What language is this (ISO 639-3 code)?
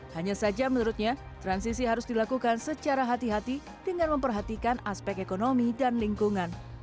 ind